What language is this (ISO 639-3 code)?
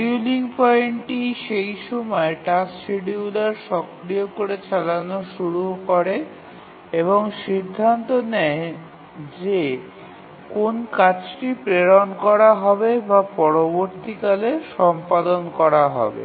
ben